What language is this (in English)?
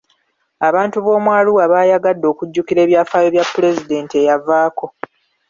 Ganda